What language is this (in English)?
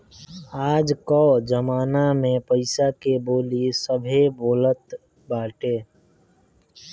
Bhojpuri